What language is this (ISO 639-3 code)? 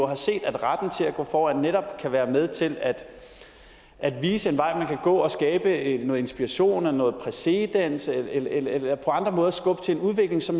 dan